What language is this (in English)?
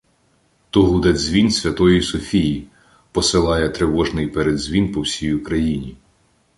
Ukrainian